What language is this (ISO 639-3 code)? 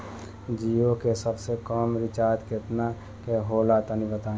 bho